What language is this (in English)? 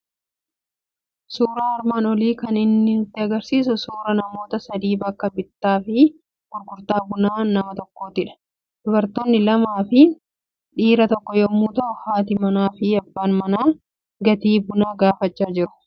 Oromo